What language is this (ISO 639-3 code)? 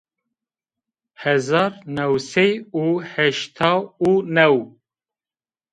zza